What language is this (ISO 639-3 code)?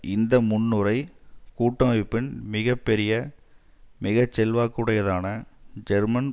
tam